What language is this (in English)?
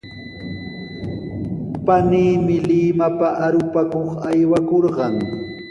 Sihuas Ancash Quechua